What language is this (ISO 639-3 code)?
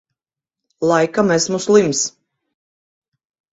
lav